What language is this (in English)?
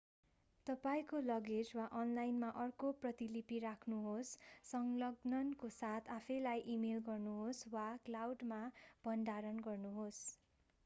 Nepali